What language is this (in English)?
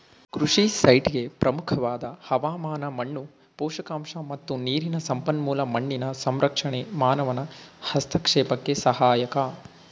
Kannada